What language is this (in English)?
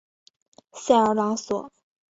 Chinese